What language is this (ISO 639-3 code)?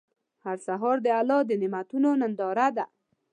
pus